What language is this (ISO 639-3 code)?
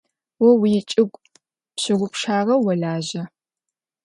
ady